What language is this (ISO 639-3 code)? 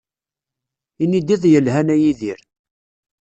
kab